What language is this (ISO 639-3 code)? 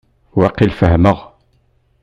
kab